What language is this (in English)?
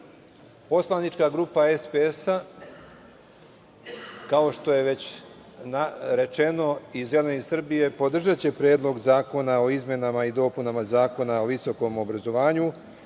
Serbian